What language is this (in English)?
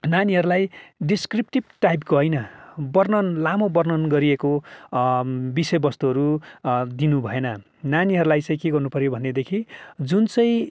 Nepali